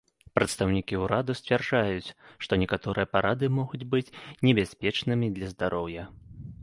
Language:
Belarusian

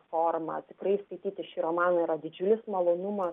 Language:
Lithuanian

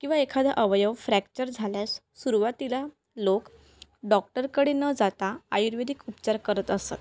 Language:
Marathi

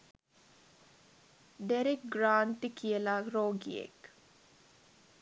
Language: Sinhala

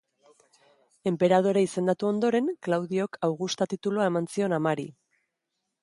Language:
Basque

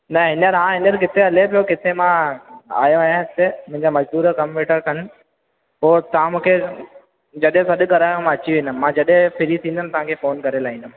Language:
Sindhi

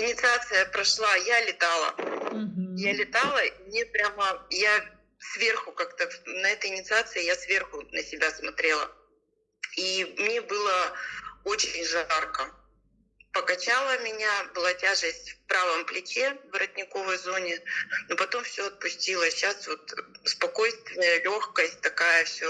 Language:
Russian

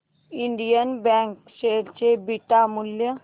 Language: Marathi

